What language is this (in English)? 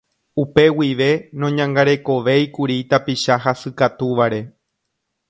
Guarani